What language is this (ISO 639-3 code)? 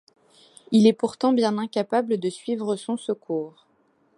fra